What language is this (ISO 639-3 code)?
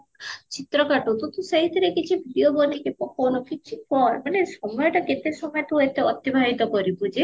ori